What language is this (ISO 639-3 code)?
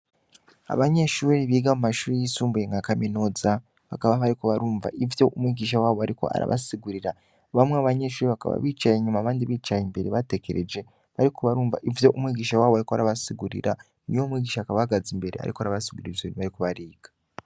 run